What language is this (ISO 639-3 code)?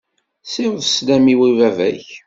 kab